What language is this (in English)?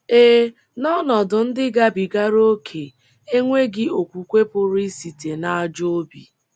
Igbo